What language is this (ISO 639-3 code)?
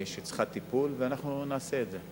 heb